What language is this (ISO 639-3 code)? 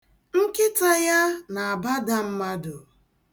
ibo